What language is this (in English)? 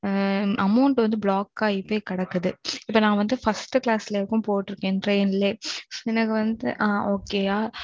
Tamil